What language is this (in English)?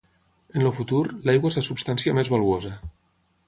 Catalan